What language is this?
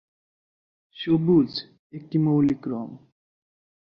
Bangla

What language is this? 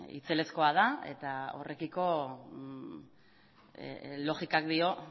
Basque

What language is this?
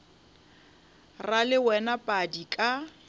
Northern Sotho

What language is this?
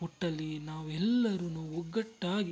Kannada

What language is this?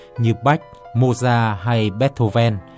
Vietnamese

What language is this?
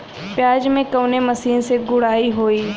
Bhojpuri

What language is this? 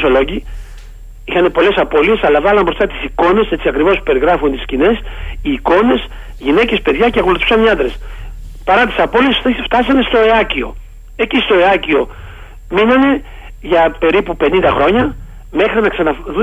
Greek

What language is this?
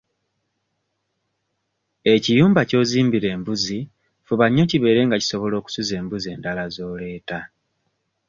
Ganda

